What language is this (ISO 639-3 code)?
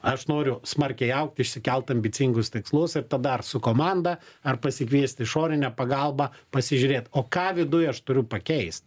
lit